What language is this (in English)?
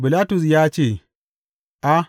Hausa